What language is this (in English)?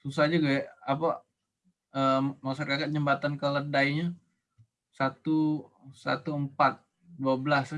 Indonesian